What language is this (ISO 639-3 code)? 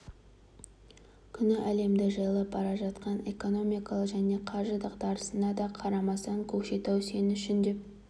kaz